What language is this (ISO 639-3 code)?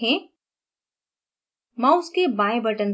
hin